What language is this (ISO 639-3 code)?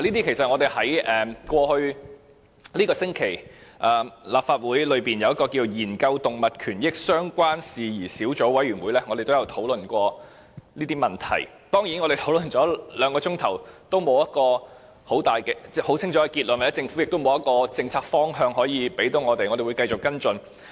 yue